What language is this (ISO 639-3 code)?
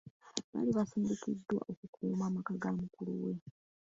lug